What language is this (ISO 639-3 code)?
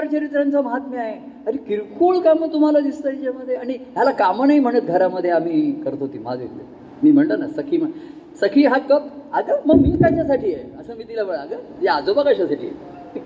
mar